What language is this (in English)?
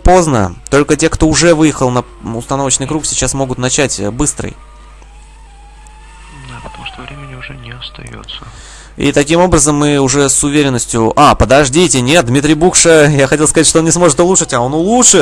Russian